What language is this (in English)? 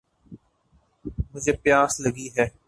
Urdu